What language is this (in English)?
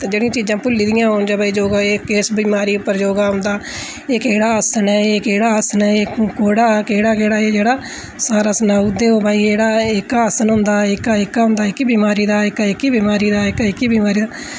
Dogri